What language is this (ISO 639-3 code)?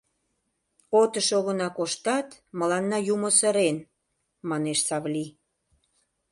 chm